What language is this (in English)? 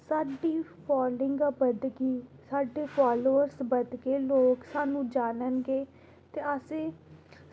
Dogri